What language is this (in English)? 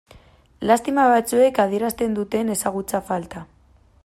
Basque